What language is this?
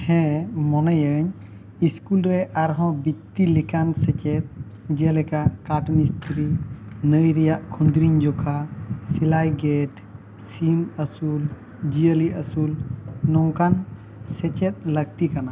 Santali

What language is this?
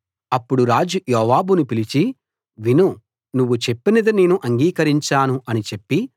Telugu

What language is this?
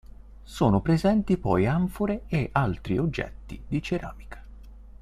Italian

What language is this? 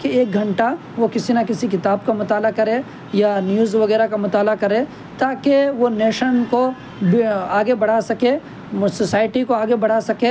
Urdu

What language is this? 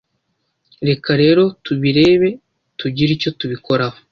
Kinyarwanda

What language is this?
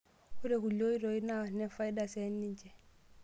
Masai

